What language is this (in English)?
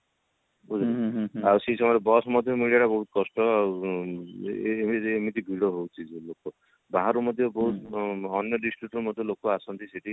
Odia